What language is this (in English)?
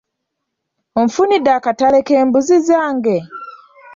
Ganda